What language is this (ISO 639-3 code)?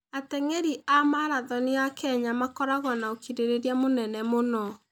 kik